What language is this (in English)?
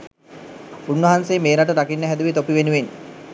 Sinhala